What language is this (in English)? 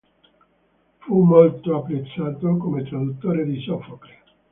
Italian